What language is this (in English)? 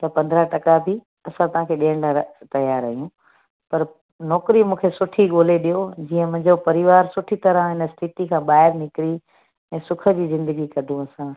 Sindhi